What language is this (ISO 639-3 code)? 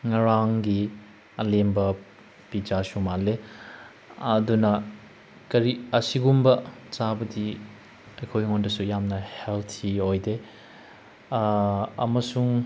mni